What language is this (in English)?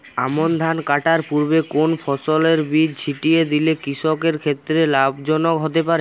Bangla